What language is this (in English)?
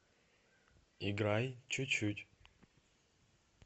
Russian